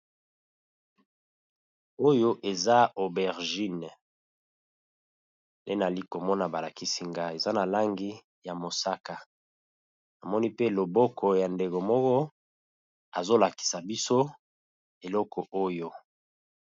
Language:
Lingala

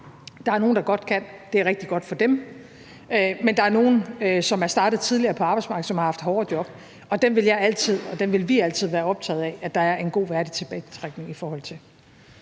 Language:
Danish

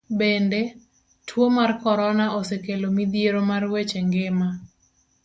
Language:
Luo (Kenya and Tanzania)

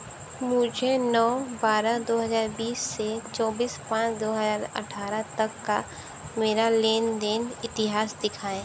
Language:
Hindi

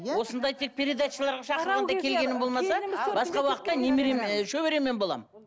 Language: Kazakh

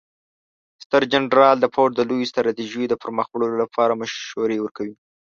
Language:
Pashto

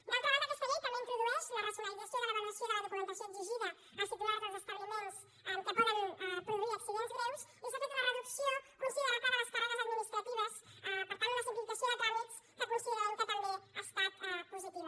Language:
Catalan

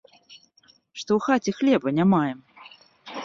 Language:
Belarusian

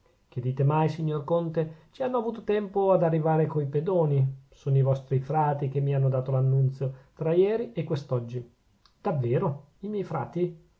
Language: Italian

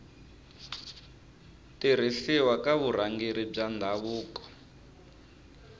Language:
Tsonga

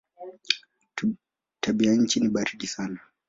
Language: Swahili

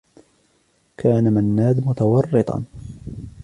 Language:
Arabic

